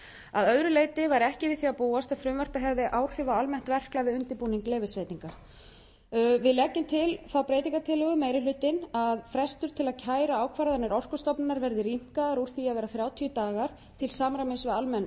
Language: Icelandic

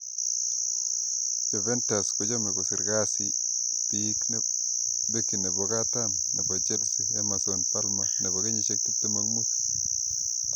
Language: Kalenjin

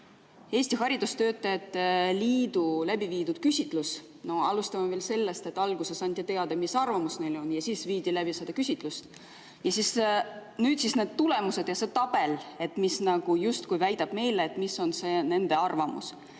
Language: Estonian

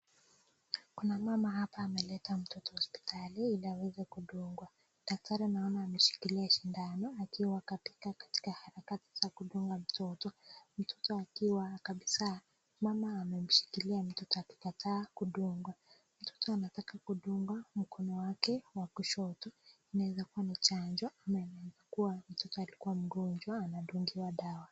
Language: Swahili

